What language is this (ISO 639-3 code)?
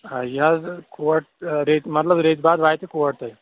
kas